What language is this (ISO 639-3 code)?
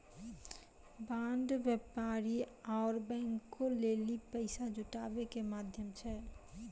mai